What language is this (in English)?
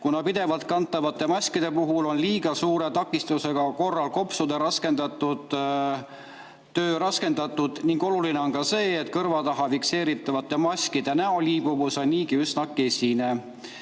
Estonian